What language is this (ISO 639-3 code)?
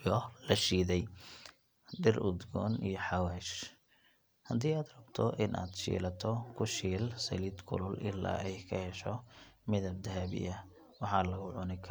som